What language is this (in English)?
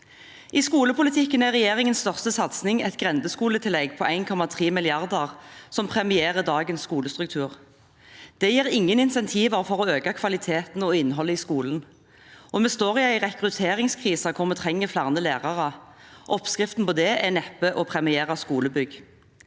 Norwegian